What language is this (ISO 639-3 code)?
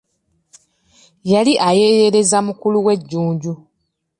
lug